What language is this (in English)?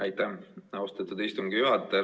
Estonian